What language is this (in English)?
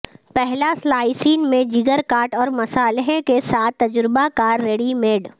Urdu